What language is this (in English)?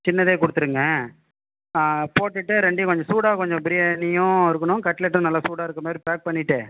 Tamil